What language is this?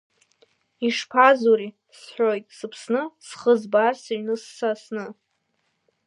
Abkhazian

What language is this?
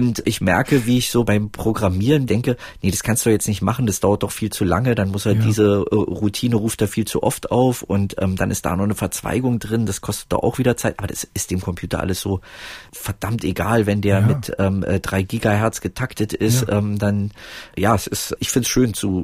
German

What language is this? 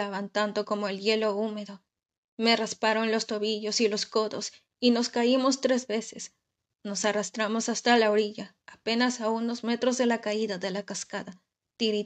Spanish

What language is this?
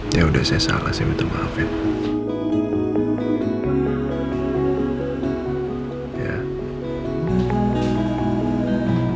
Indonesian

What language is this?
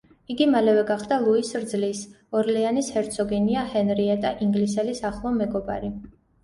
Georgian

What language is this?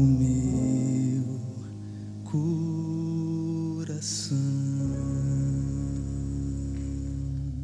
Portuguese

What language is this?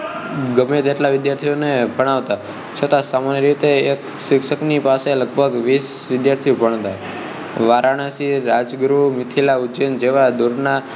Gujarati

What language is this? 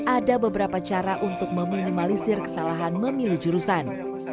Indonesian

